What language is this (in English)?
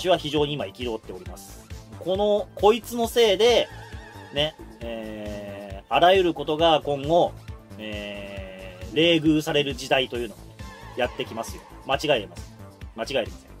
Japanese